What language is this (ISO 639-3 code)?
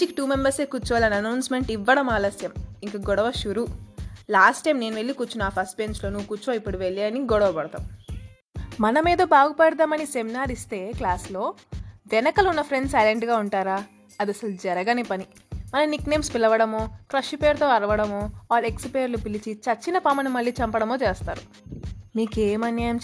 tel